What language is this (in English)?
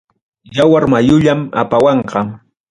Ayacucho Quechua